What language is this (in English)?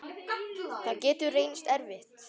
Icelandic